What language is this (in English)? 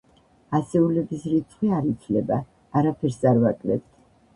Georgian